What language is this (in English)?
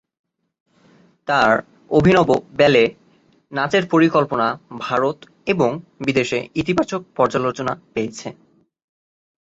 Bangla